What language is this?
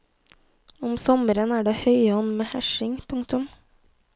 Norwegian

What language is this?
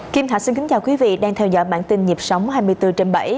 Vietnamese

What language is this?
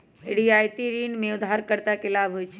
Magahi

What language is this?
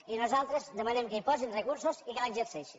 Catalan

